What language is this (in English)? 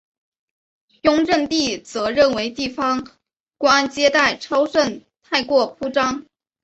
Chinese